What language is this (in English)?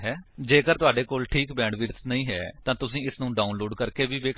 Punjabi